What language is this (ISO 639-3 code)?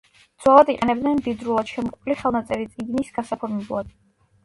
kat